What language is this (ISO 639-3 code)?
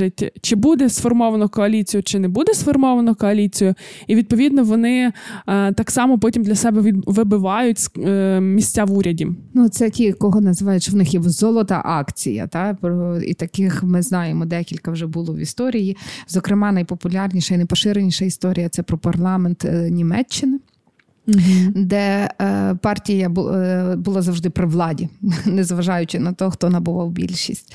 ukr